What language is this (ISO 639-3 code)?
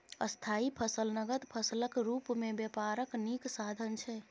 mai